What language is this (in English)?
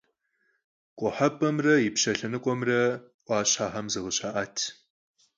Kabardian